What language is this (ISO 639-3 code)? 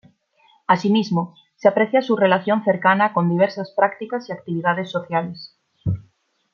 spa